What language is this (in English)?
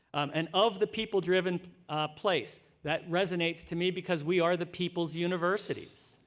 English